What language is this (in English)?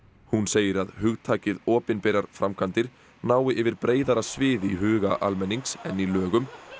Icelandic